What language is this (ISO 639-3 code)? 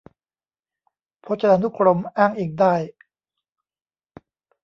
tha